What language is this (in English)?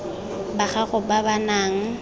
Tswana